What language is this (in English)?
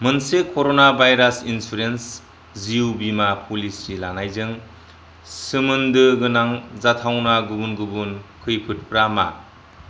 Bodo